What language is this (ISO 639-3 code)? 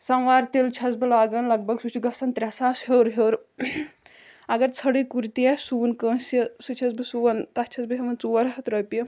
kas